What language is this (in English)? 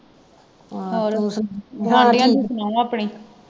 Punjabi